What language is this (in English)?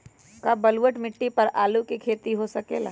Magahi